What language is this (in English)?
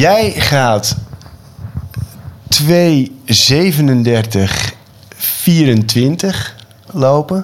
Dutch